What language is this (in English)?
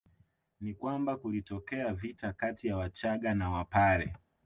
Swahili